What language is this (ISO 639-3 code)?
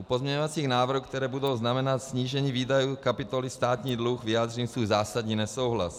ces